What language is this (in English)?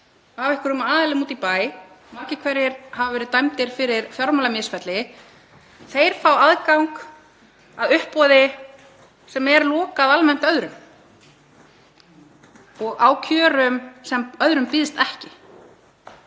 Icelandic